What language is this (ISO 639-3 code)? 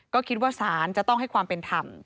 tha